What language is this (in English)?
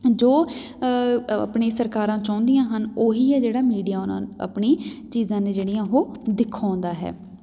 Punjabi